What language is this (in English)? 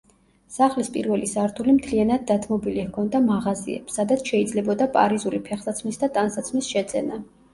Georgian